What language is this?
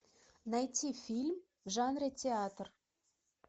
Russian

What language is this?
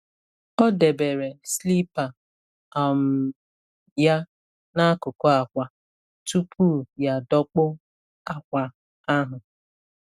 Igbo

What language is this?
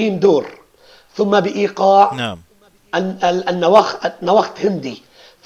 Arabic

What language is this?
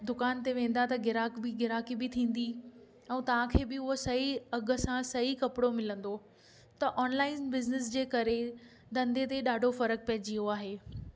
Sindhi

